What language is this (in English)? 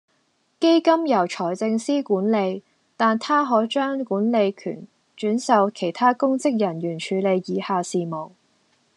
Cantonese